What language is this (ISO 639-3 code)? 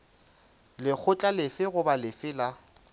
nso